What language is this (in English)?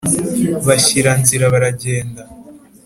Kinyarwanda